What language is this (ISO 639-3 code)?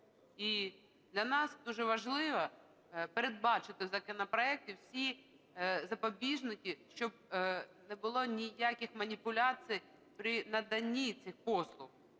ukr